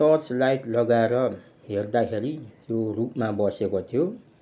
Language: Nepali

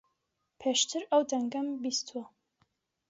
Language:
Central Kurdish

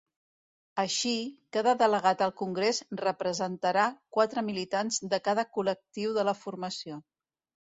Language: Catalan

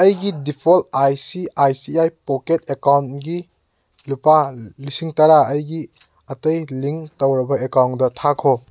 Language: Manipuri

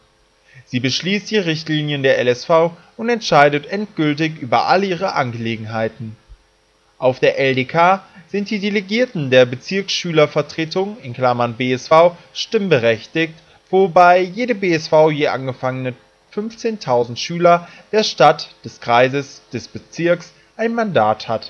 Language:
German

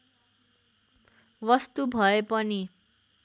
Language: Nepali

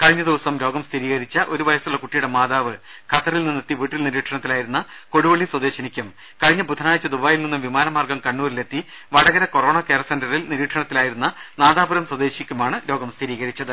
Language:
Malayalam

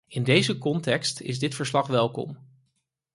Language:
Dutch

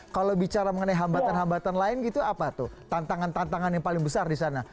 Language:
Indonesian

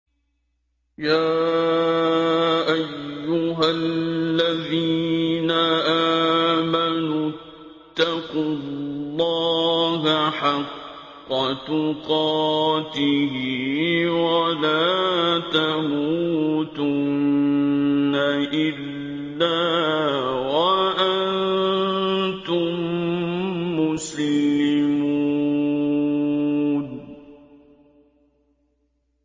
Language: Arabic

